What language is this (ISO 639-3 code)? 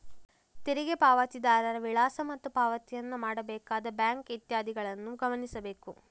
kan